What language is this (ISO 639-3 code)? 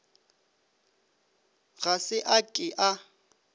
nso